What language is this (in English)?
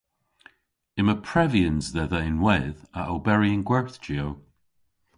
Cornish